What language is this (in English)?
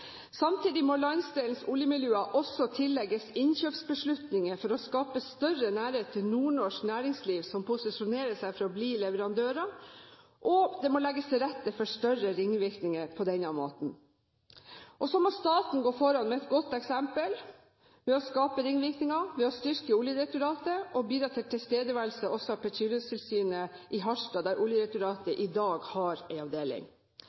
Norwegian Bokmål